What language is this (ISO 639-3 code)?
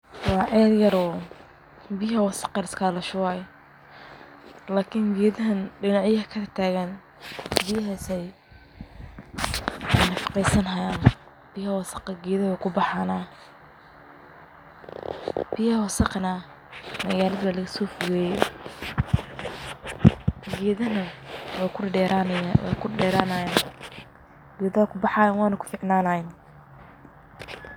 som